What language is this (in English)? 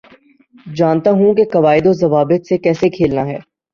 Urdu